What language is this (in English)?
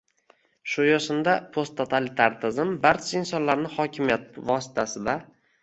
Uzbek